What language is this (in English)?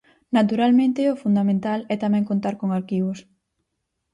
Galician